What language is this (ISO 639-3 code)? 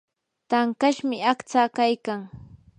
qur